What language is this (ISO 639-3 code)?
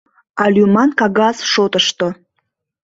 chm